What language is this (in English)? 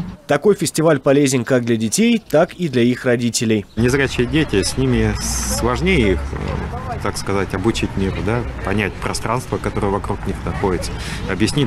Russian